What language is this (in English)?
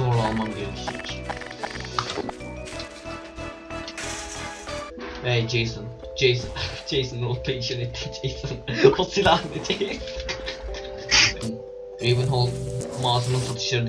Turkish